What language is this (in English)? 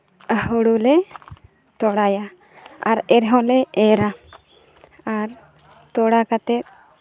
Santali